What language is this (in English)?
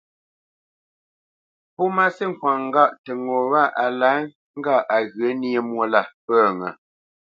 Bamenyam